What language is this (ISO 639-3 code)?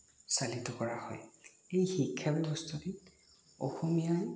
asm